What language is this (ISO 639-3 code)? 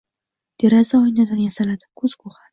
uzb